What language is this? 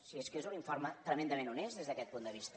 Catalan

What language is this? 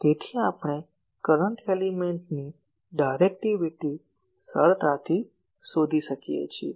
Gujarati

